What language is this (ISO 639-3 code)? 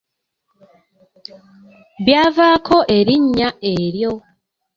lug